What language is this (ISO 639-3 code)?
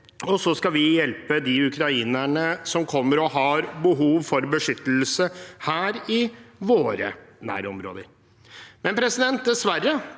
nor